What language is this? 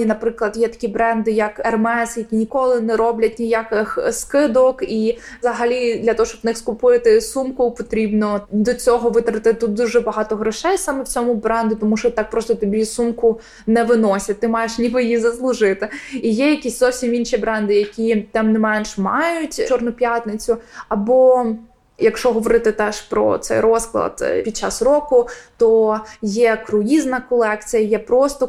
Ukrainian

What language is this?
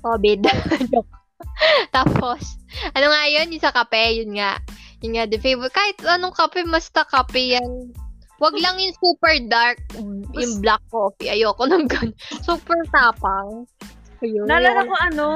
Filipino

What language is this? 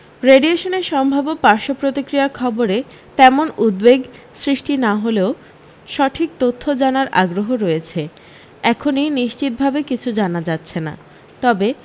Bangla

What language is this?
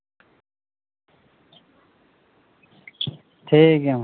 Santali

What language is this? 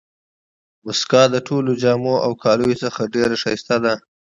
Pashto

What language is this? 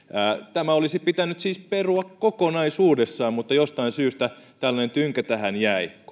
Finnish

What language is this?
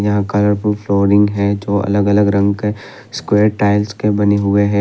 Hindi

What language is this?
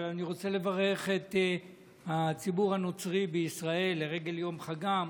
Hebrew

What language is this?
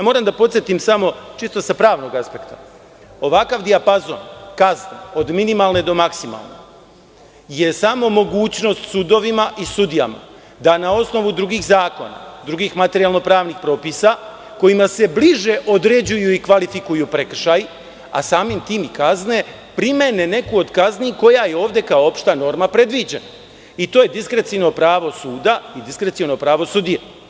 Serbian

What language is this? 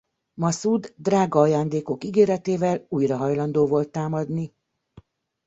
Hungarian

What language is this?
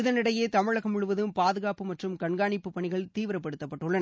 Tamil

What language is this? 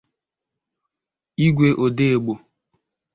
Igbo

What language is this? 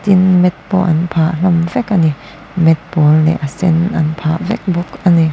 Mizo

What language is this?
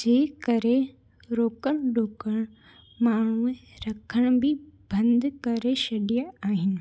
Sindhi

